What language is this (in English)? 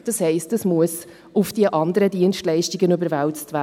Swiss German